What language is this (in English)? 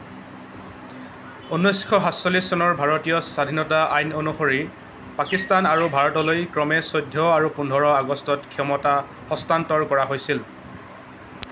Assamese